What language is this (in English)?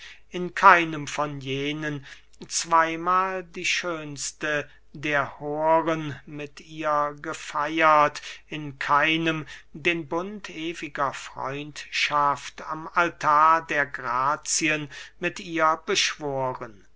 German